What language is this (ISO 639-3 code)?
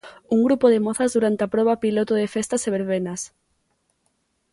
glg